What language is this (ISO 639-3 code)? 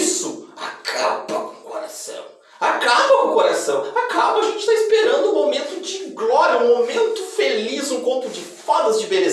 por